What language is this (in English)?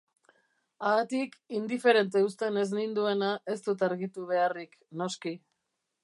Basque